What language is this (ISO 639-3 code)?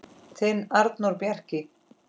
isl